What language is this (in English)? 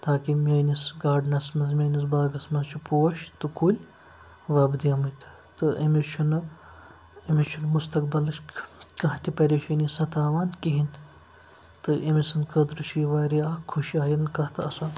Kashmiri